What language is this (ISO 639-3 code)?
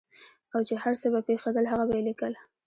pus